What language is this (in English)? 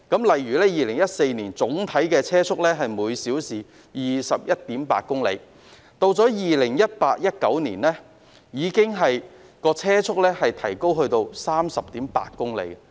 Cantonese